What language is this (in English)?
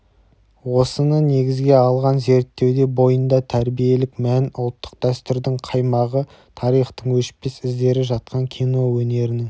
Kazakh